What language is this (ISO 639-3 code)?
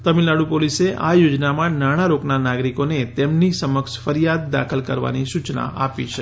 guj